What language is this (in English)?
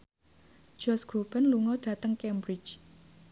Javanese